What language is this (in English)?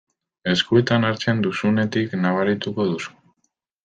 Basque